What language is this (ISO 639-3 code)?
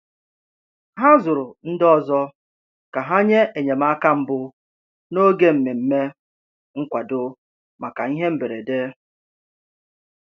ibo